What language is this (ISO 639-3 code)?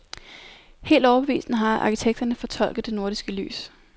dan